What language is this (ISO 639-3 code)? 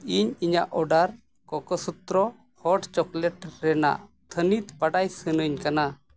sat